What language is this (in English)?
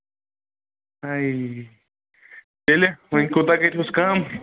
Kashmiri